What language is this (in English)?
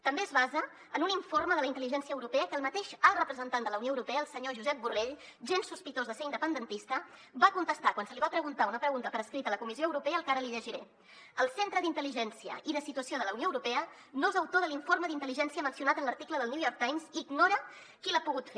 Catalan